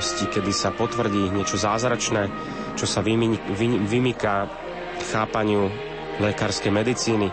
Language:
Slovak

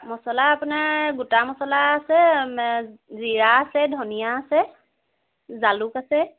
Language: Assamese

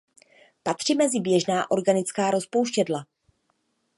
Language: Czech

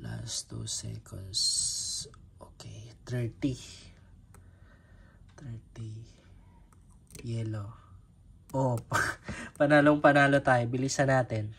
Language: Filipino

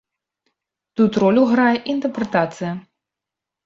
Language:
Belarusian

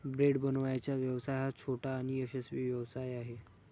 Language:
Marathi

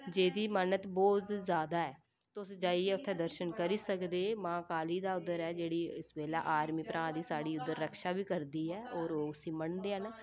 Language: Dogri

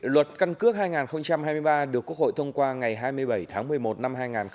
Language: Vietnamese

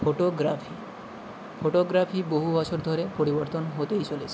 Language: Bangla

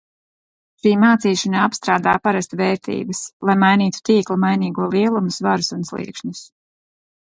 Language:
Latvian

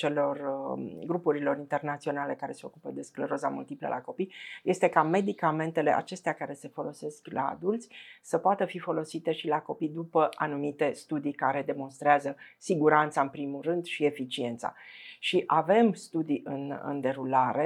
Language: Romanian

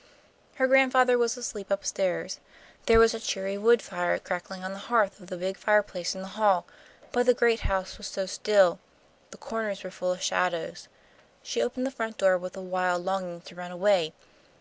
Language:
English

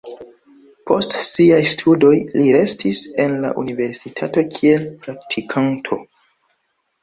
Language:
Esperanto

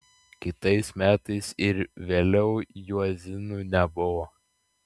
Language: Lithuanian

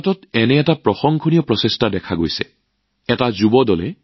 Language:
Assamese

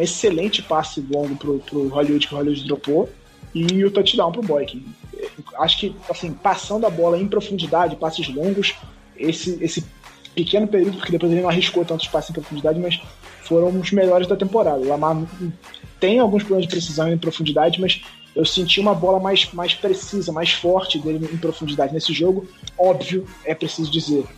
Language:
Portuguese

